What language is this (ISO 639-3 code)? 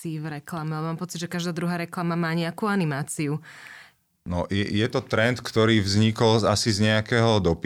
slk